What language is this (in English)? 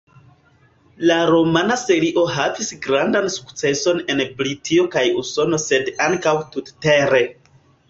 Esperanto